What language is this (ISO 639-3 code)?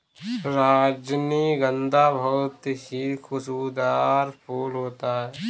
hin